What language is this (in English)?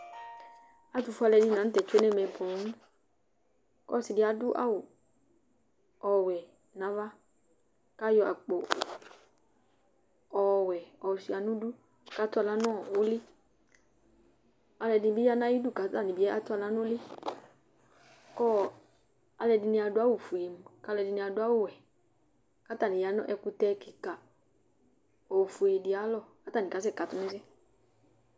Ikposo